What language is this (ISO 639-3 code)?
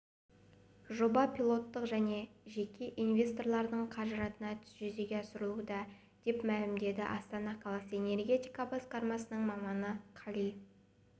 kaz